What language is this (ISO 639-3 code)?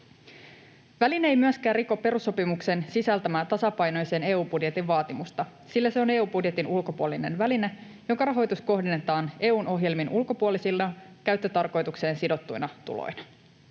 fin